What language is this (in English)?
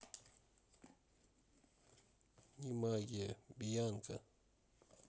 Russian